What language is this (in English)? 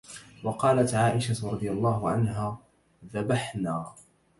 Arabic